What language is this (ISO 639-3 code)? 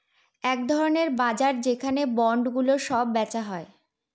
ben